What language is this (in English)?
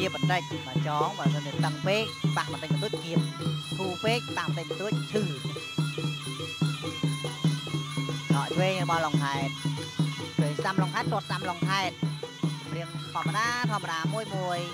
Thai